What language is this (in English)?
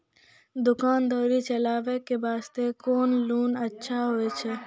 Maithili